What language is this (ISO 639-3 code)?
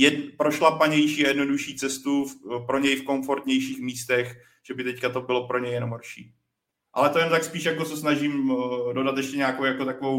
ces